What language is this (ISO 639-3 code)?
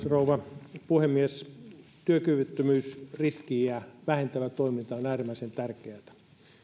fin